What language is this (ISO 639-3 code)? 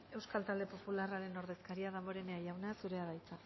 eus